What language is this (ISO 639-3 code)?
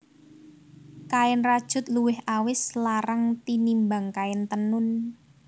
jav